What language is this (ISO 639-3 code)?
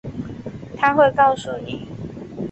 zho